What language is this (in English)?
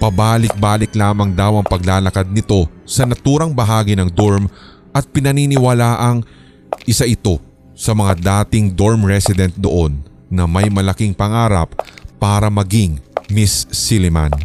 Filipino